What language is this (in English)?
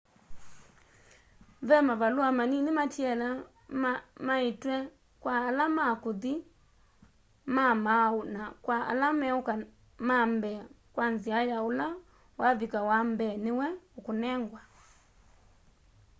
Kamba